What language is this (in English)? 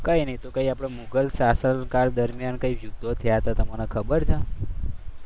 Gujarati